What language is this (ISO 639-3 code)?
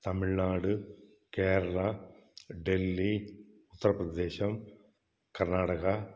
tam